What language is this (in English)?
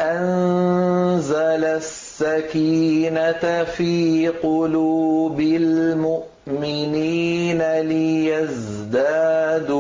Arabic